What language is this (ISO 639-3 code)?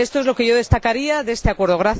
spa